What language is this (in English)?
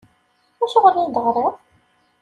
Kabyle